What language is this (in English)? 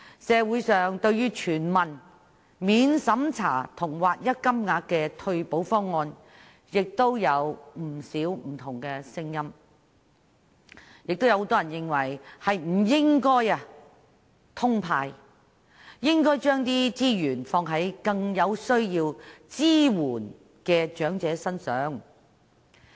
Cantonese